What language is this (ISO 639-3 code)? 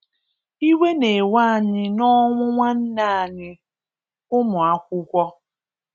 ibo